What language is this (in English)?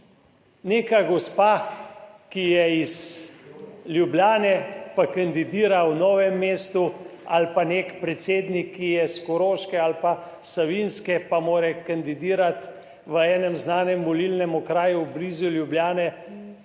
Slovenian